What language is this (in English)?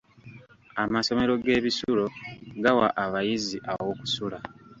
Ganda